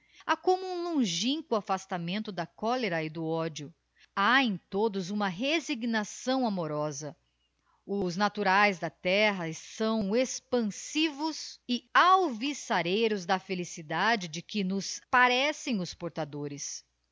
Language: Portuguese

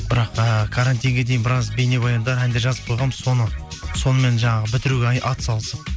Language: Kazakh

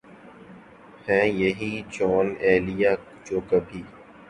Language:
Urdu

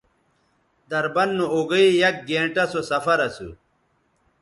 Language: Bateri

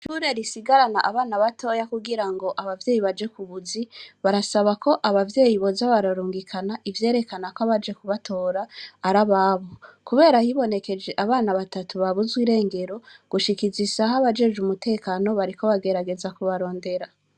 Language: Rundi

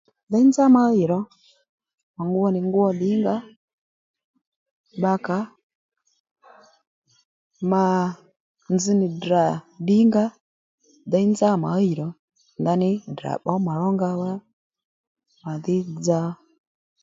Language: Lendu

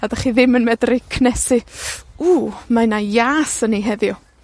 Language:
Welsh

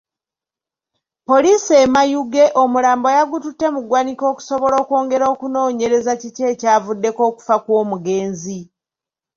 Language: Ganda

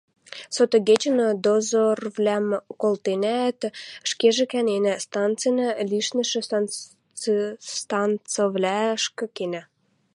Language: Western Mari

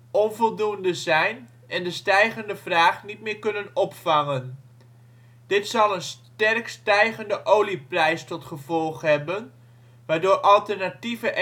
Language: Dutch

